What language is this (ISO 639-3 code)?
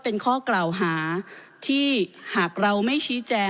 tha